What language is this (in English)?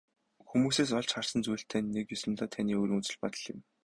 Mongolian